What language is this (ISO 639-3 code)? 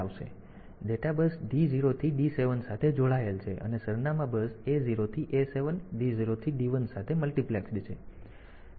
guj